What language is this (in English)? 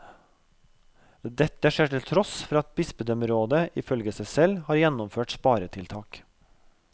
Norwegian